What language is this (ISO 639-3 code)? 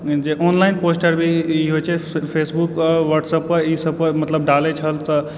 mai